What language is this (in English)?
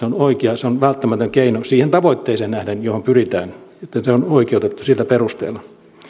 Finnish